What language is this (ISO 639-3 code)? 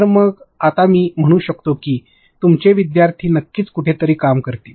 mar